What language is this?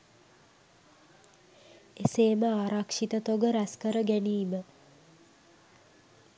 Sinhala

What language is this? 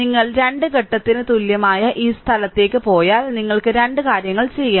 Malayalam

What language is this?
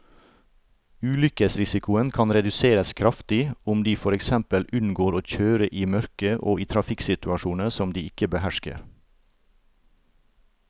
Norwegian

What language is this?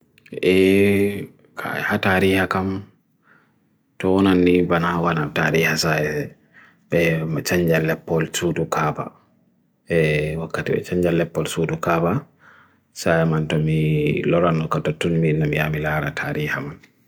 Bagirmi Fulfulde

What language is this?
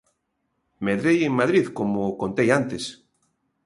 Galician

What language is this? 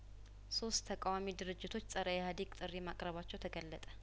Amharic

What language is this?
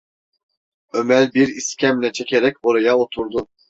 Turkish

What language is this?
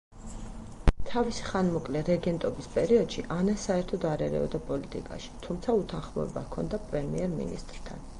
Georgian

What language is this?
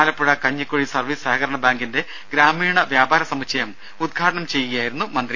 Malayalam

